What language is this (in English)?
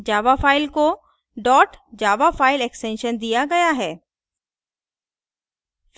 Hindi